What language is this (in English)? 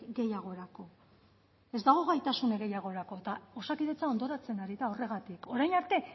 Basque